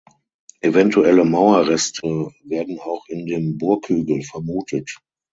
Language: German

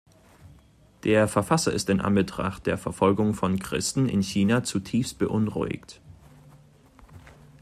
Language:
German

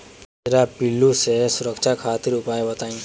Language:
Bhojpuri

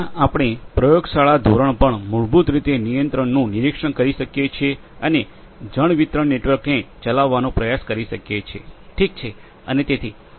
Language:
Gujarati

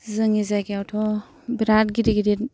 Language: Bodo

